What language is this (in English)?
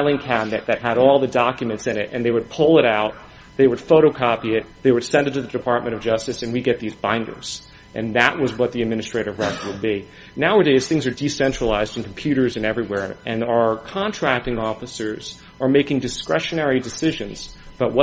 English